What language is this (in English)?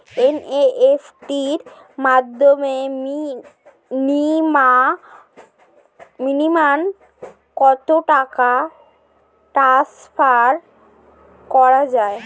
Bangla